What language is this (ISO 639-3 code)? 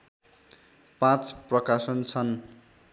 nep